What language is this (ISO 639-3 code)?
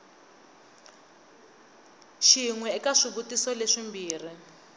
tso